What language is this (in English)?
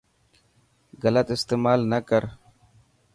Dhatki